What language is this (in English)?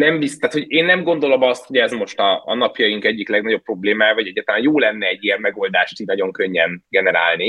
Hungarian